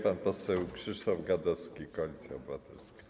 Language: Polish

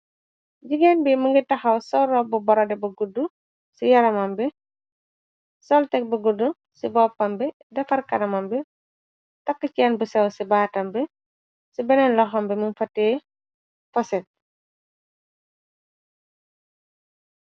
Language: Wolof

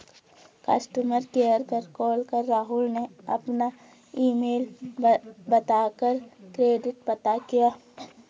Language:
Hindi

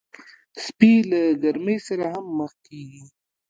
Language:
Pashto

